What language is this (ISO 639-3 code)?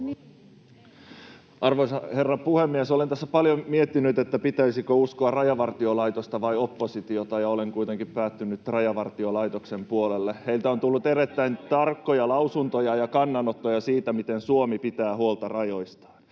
fin